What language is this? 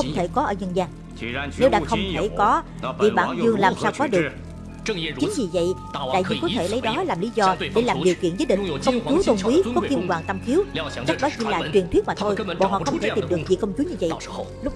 Vietnamese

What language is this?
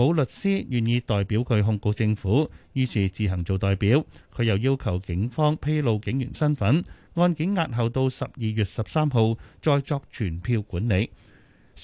Chinese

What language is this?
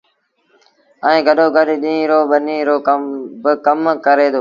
Sindhi Bhil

